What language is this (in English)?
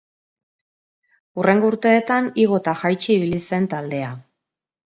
Basque